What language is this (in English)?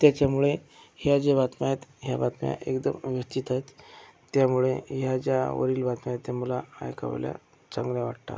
Marathi